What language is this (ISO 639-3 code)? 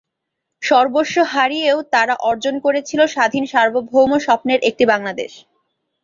ben